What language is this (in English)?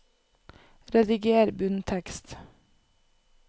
Norwegian